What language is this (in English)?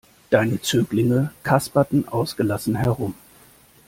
German